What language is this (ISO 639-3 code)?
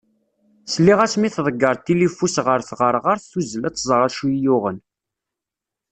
kab